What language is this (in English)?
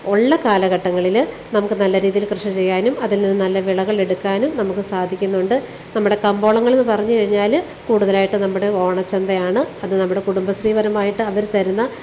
Malayalam